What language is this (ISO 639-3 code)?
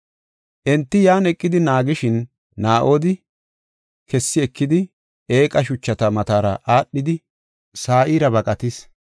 gof